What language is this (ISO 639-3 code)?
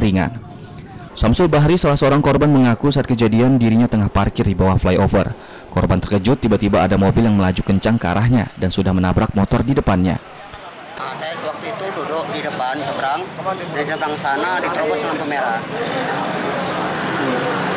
ind